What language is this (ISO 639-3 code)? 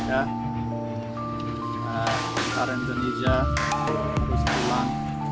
ind